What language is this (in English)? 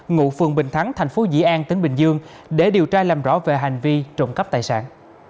Vietnamese